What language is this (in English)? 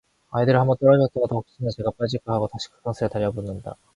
Korean